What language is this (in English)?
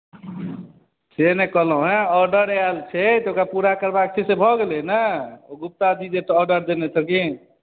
Maithili